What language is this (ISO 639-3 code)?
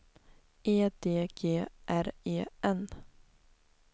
swe